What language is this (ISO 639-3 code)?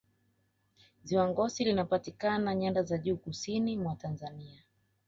swa